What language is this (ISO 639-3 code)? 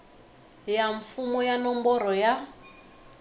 tso